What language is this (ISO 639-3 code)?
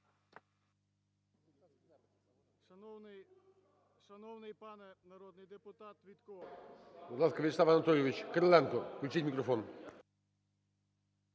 ukr